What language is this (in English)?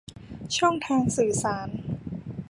Thai